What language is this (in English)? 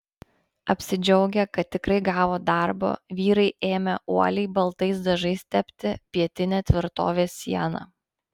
Lithuanian